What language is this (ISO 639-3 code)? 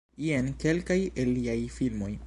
epo